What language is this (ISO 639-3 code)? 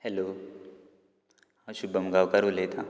kok